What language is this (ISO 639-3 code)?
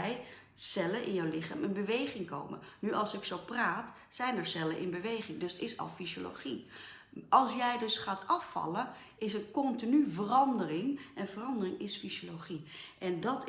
nld